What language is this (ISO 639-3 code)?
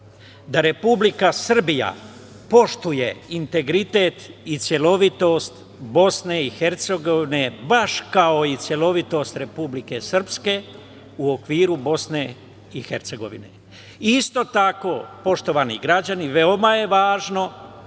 srp